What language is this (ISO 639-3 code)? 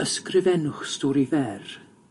cym